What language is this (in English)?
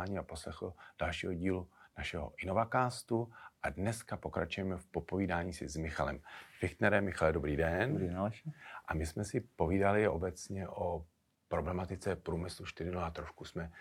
Czech